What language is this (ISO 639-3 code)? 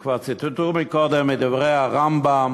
heb